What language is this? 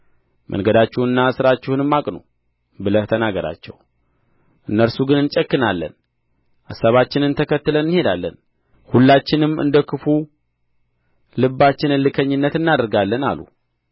Amharic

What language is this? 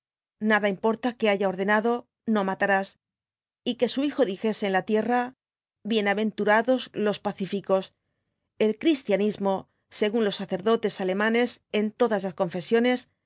Spanish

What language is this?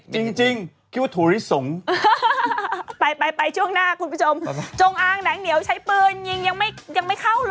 Thai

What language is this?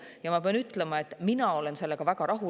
Estonian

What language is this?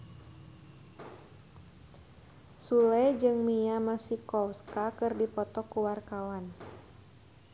Sundanese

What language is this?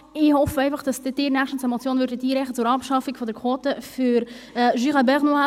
Swiss German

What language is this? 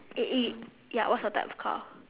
English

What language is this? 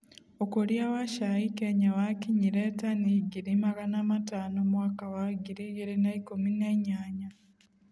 Kikuyu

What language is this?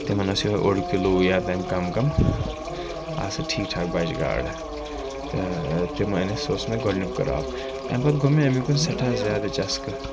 Kashmiri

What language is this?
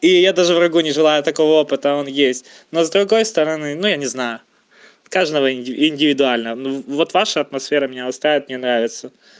Russian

